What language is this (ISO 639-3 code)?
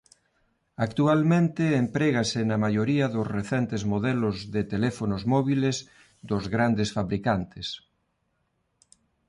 glg